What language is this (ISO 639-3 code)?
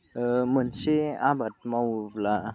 brx